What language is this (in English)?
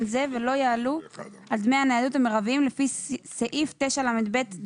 Hebrew